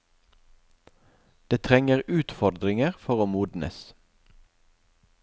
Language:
Norwegian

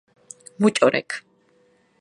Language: Georgian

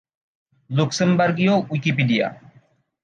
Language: Bangla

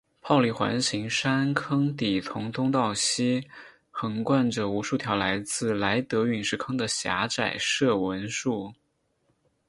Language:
Chinese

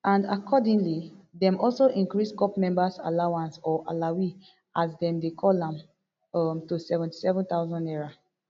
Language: Nigerian Pidgin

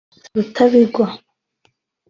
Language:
Kinyarwanda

